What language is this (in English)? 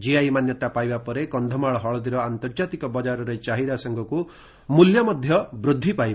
Odia